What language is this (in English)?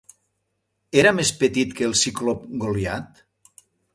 Catalan